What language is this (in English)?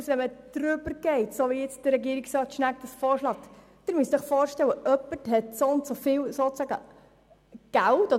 Swiss German